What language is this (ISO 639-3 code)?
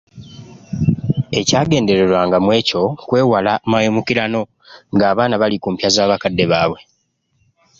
lug